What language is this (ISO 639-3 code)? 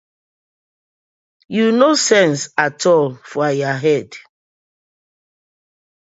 pcm